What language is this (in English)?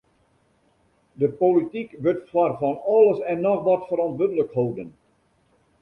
Western Frisian